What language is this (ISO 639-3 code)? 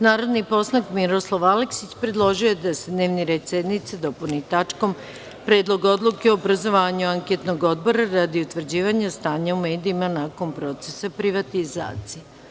srp